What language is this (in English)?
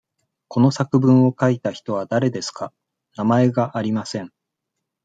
Japanese